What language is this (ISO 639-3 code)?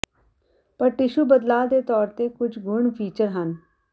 pan